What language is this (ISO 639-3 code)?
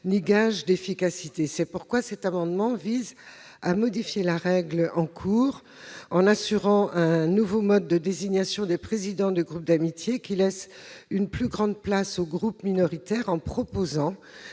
fra